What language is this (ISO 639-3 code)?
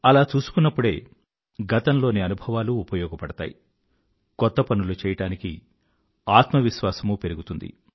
tel